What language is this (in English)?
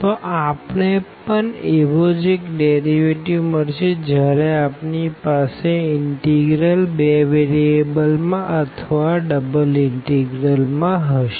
Gujarati